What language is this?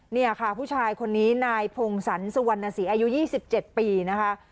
Thai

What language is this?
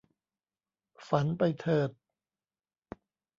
Thai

